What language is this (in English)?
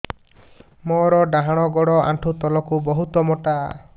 Odia